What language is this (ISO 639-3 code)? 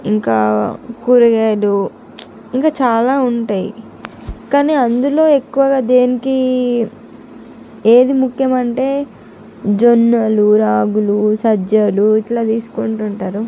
tel